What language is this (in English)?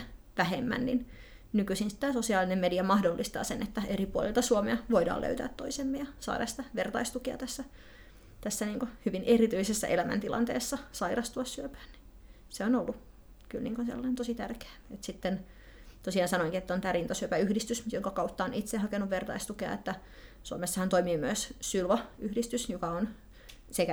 Finnish